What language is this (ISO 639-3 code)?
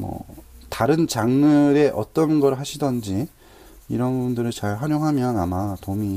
kor